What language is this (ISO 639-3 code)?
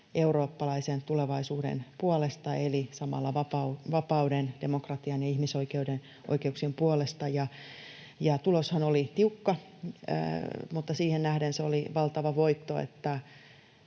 fin